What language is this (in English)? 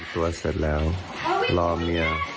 Thai